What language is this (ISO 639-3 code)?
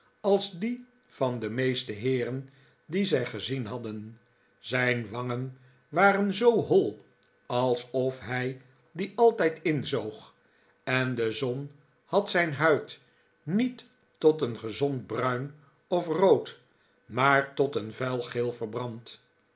nld